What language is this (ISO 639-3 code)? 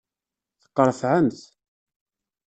kab